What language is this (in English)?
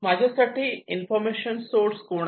Marathi